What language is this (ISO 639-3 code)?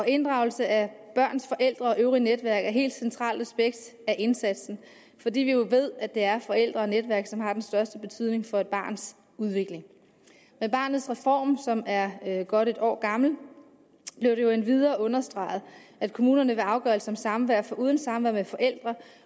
dan